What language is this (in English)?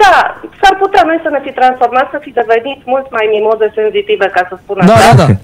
Romanian